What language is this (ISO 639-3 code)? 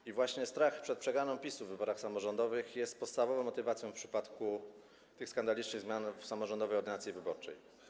pol